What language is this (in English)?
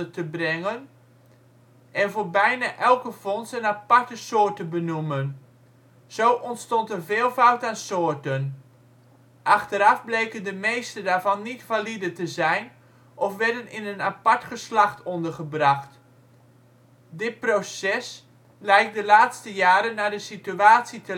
Dutch